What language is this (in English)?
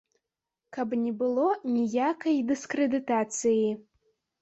Belarusian